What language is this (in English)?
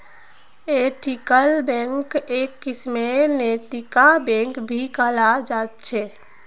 Magahi